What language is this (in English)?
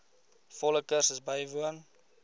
Afrikaans